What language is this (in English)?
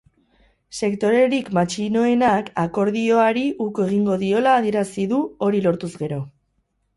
Basque